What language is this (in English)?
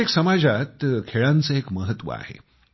Marathi